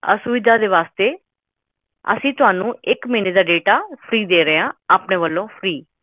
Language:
Punjabi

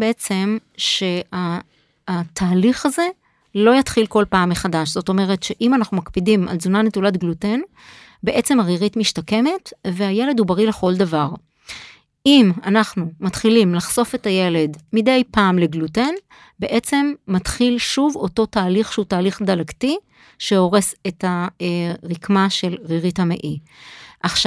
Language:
Hebrew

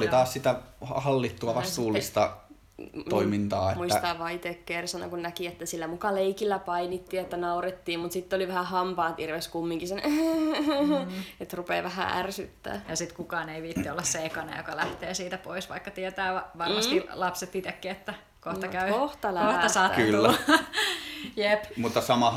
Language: Finnish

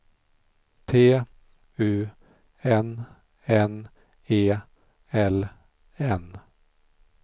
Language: Swedish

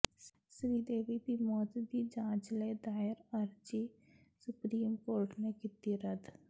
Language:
Punjabi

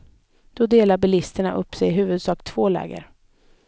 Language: Swedish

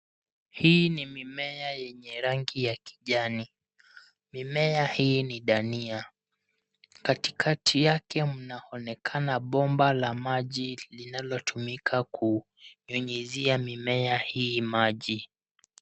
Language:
Swahili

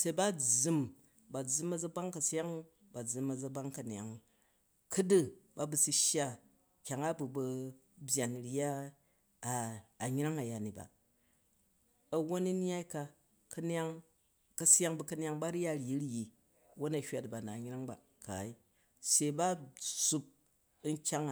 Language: Jju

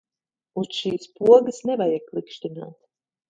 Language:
Latvian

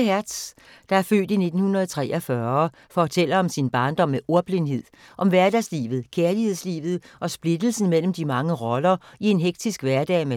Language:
Danish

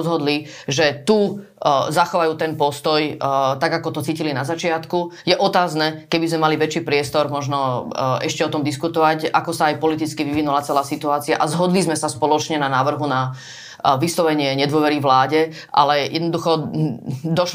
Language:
Slovak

